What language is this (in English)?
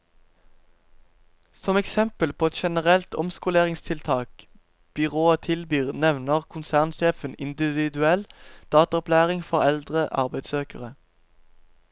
Norwegian